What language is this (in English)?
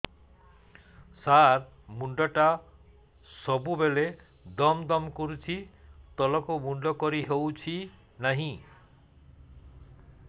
Odia